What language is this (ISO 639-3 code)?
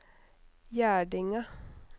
nor